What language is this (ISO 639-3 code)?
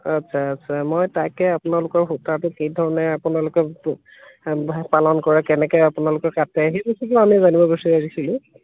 asm